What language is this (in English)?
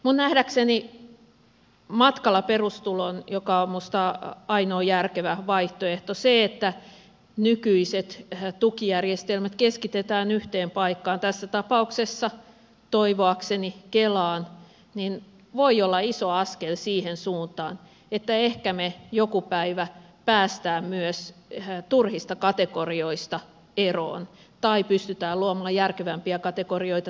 Finnish